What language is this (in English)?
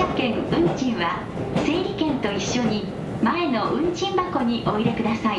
Japanese